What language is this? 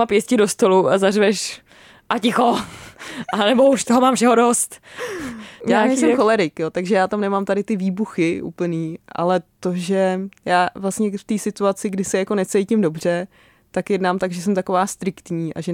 Czech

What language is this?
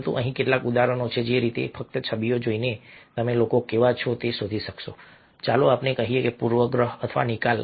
Gujarati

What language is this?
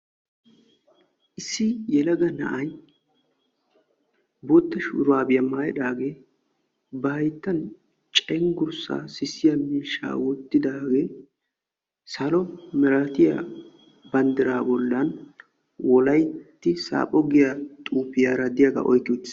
Wolaytta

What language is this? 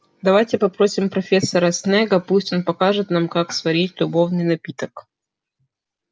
Russian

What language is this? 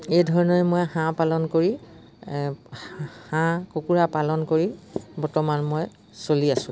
Assamese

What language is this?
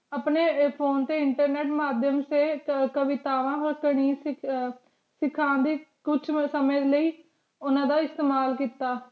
Punjabi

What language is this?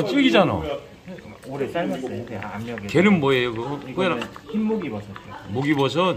Korean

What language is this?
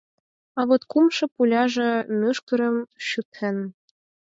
Mari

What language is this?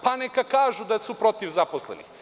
Serbian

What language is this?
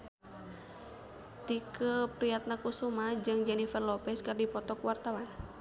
Sundanese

